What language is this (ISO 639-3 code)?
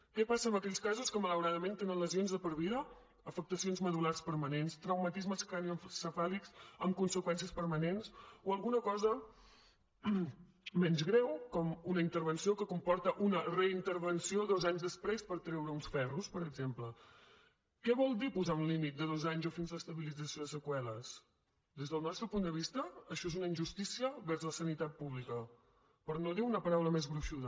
cat